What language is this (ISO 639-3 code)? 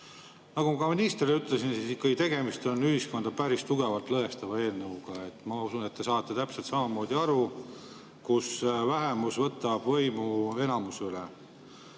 est